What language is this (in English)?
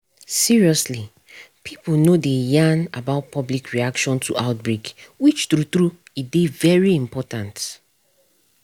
Nigerian Pidgin